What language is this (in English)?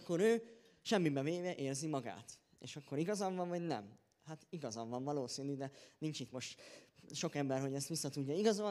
Hungarian